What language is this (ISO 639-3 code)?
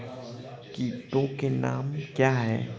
hin